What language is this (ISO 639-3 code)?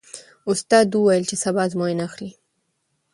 pus